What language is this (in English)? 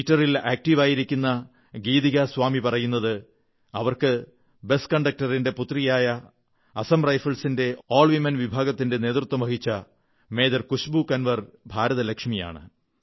Malayalam